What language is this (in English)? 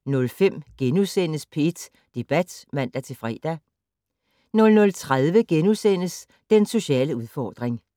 Danish